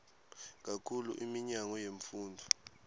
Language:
Swati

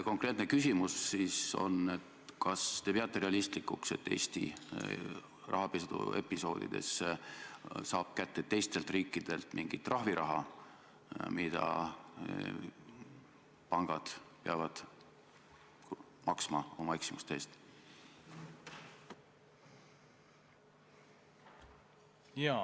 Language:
Estonian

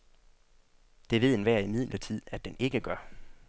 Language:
Danish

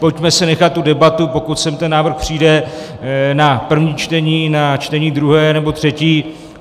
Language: Czech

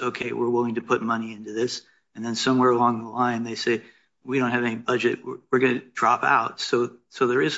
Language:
English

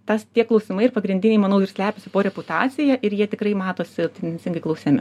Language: Lithuanian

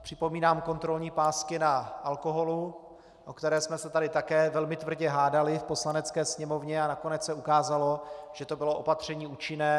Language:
Czech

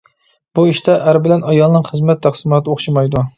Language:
Uyghur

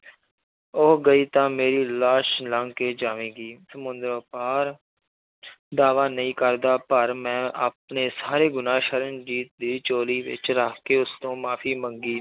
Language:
Punjabi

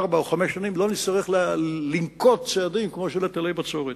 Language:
Hebrew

